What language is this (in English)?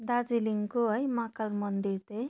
Nepali